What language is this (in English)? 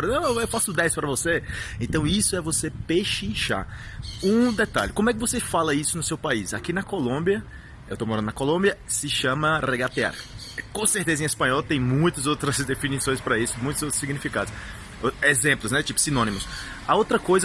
Portuguese